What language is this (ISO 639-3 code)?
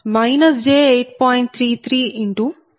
tel